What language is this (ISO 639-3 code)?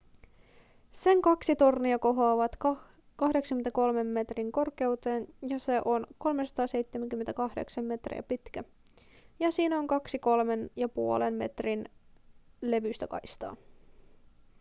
fin